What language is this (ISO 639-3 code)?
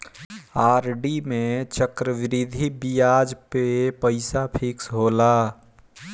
bho